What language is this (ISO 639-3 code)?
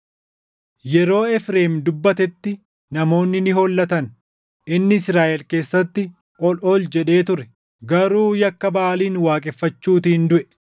orm